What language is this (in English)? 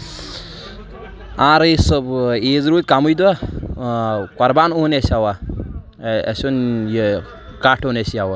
Kashmiri